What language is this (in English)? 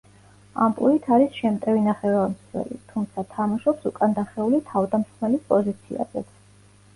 Georgian